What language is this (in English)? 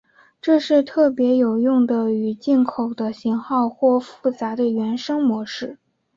Chinese